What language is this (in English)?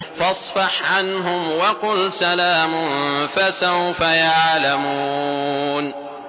Arabic